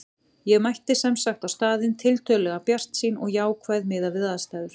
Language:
Icelandic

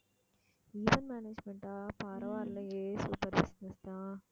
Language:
Tamil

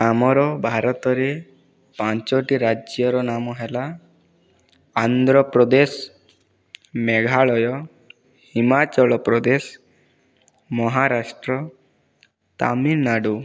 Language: Odia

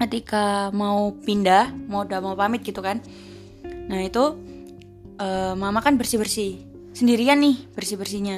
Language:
Indonesian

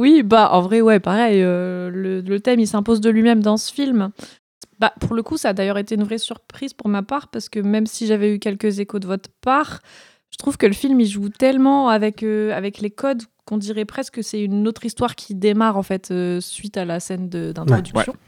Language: French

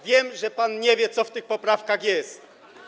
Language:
Polish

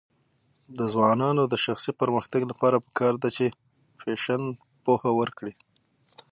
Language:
Pashto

